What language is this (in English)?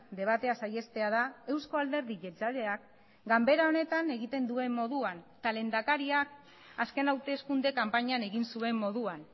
Basque